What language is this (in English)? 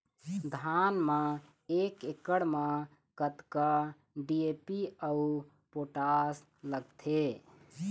Chhattisgarhi